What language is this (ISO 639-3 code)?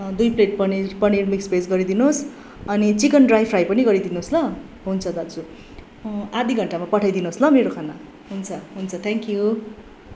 nep